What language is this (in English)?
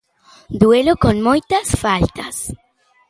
Galician